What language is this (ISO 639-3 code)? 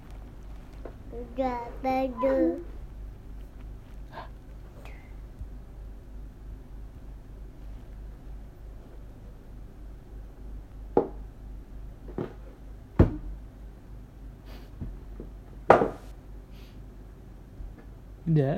ind